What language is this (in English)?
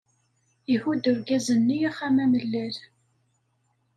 Kabyle